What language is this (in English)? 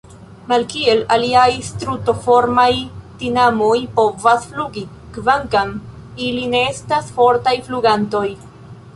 Esperanto